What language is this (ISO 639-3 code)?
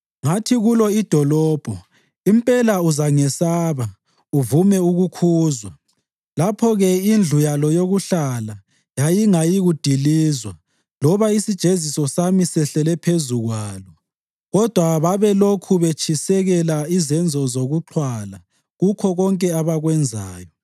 nde